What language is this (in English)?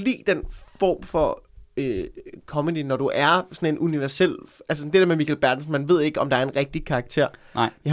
Danish